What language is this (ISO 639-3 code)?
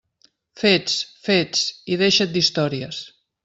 cat